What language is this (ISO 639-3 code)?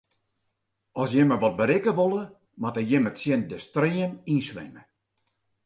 fry